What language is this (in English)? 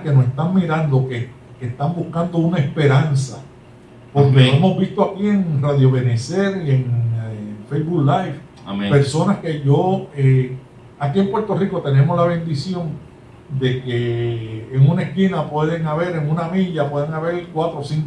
Spanish